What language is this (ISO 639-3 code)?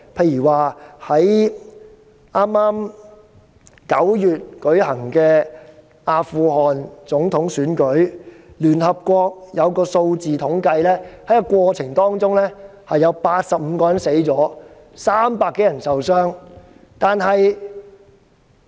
yue